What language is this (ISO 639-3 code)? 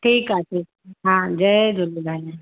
snd